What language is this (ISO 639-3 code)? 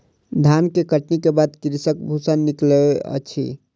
mai